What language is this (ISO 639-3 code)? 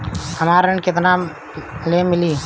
bho